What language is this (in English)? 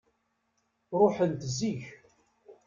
Kabyle